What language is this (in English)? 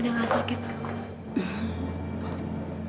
Indonesian